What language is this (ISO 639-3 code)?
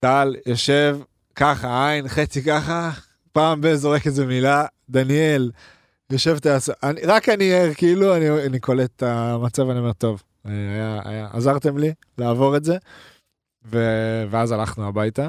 heb